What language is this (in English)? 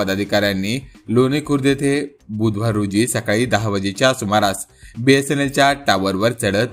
Marathi